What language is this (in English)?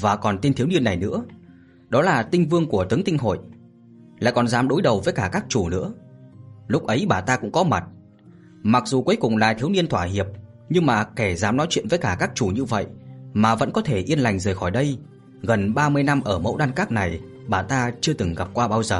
Vietnamese